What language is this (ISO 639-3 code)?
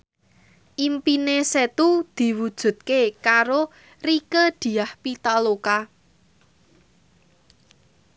jav